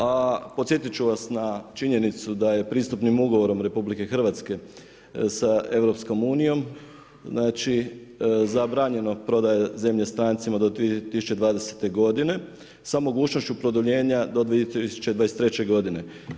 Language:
Croatian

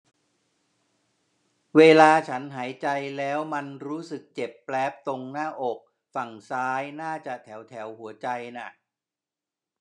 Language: Thai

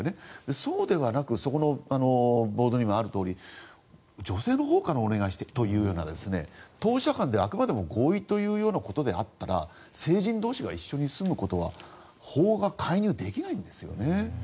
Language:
Japanese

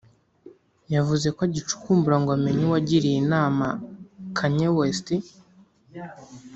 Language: Kinyarwanda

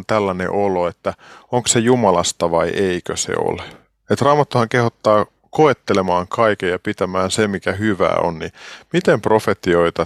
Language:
Finnish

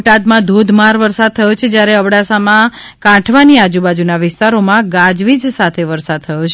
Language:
Gujarati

